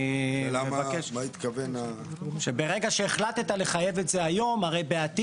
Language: Hebrew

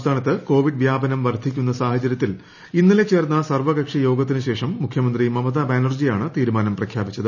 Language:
Malayalam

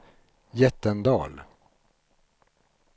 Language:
Swedish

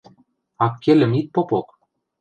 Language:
Western Mari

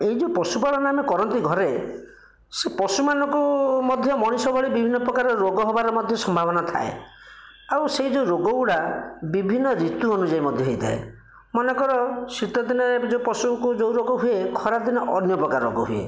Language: Odia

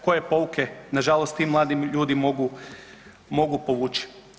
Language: Croatian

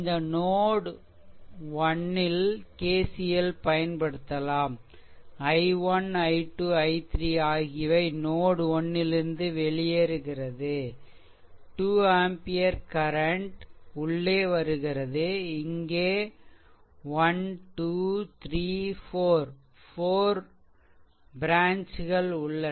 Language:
Tamil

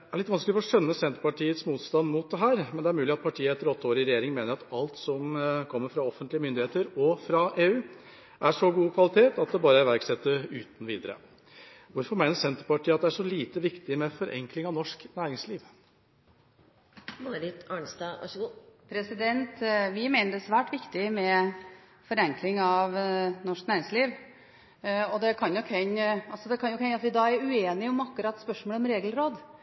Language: Norwegian Bokmål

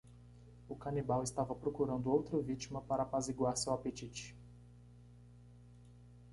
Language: Portuguese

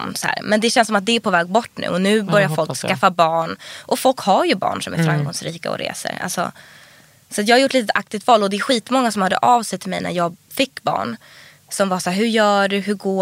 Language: Swedish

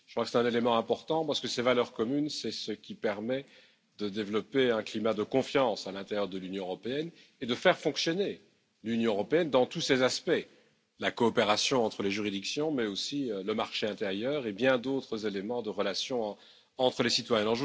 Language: French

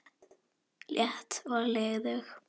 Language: Icelandic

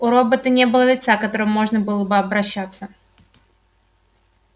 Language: Russian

